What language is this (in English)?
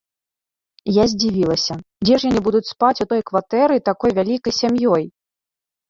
Belarusian